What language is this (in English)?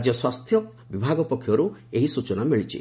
Odia